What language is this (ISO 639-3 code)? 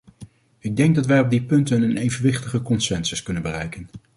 nld